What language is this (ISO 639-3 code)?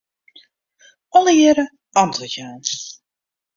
fry